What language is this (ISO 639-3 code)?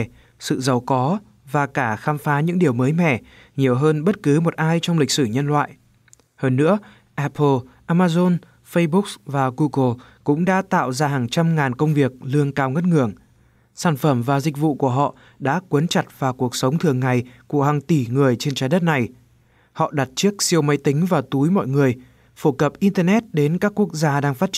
vie